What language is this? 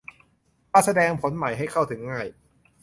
Thai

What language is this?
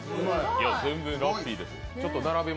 Japanese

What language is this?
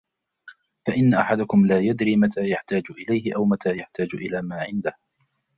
Arabic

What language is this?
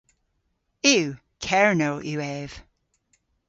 Cornish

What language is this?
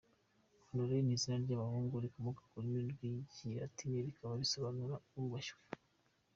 Kinyarwanda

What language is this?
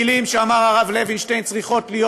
Hebrew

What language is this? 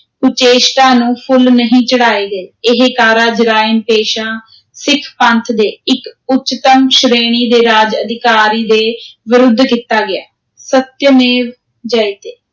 Punjabi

